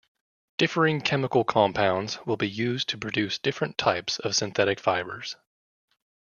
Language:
English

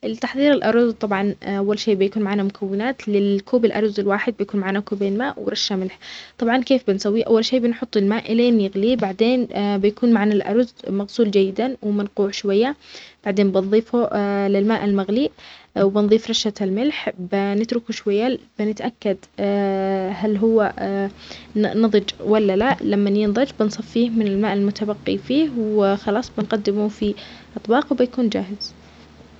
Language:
Omani Arabic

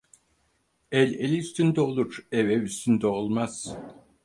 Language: Turkish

